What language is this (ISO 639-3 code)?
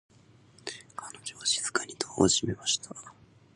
jpn